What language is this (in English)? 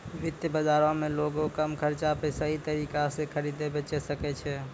Maithili